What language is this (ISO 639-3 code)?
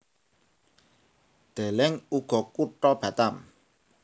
jav